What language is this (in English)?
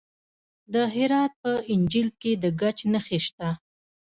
Pashto